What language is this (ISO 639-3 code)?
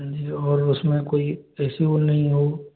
hin